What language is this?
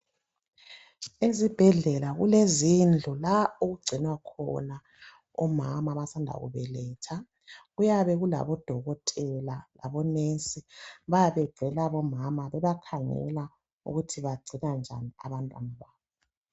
North Ndebele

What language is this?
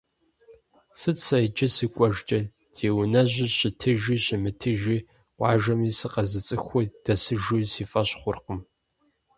Kabardian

